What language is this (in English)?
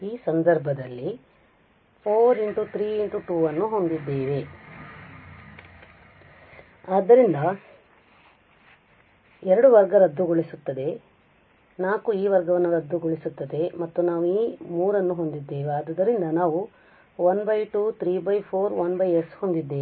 Kannada